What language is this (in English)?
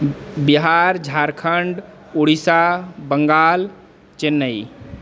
Maithili